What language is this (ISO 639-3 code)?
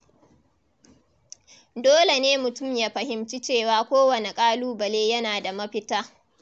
hau